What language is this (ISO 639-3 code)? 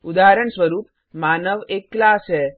hin